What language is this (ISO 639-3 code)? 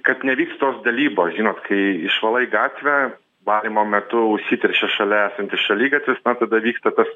lit